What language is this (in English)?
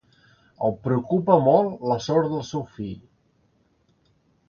Catalan